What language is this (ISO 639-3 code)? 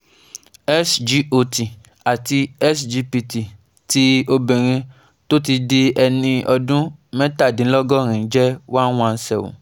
yor